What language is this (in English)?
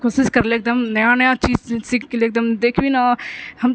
Maithili